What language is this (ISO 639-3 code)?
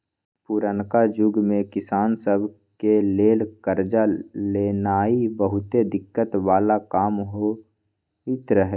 mag